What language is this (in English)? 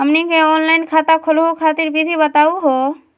Magahi